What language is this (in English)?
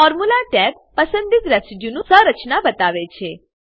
Gujarati